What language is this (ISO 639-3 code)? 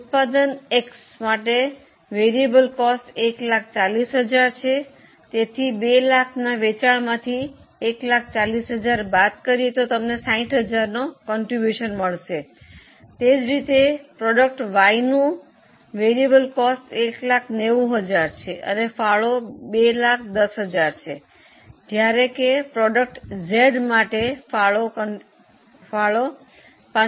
guj